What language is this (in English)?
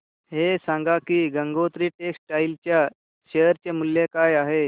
Marathi